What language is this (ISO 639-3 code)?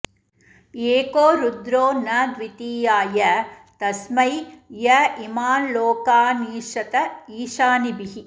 san